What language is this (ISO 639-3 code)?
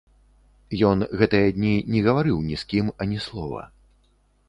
bel